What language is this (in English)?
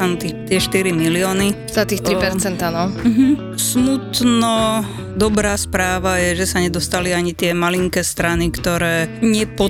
Slovak